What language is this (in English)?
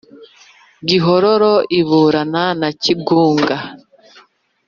Kinyarwanda